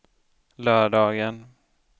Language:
Swedish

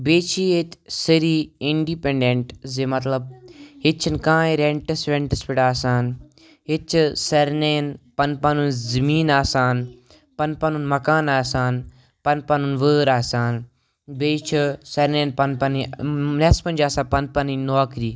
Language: Kashmiri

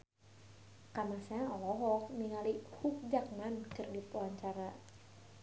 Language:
Sundanese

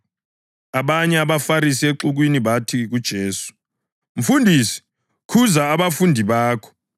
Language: North Ndebele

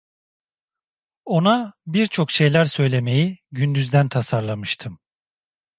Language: Turkish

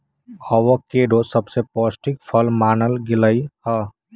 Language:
Magahi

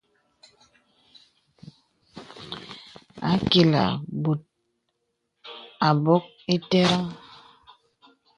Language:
Bebele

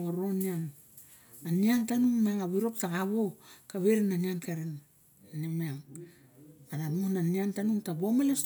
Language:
Barok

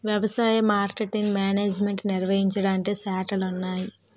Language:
Telugu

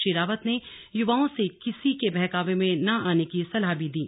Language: Hindi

